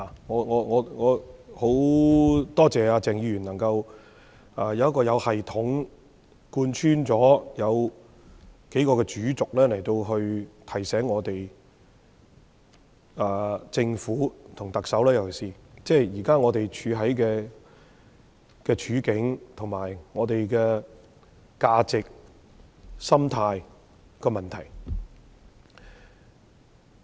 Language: Cantonese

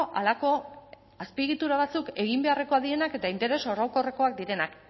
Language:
Basque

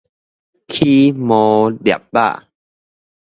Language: Min Nan Chinese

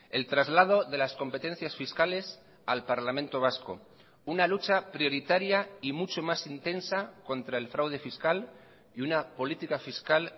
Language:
Spanish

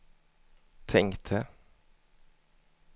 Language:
Swedish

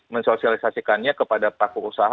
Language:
Indonesian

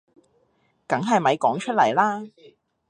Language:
Cantonese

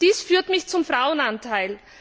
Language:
German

